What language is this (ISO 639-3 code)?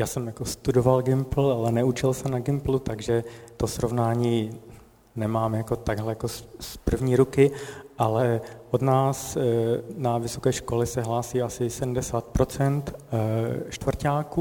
ces